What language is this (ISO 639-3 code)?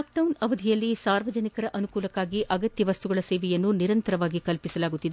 kan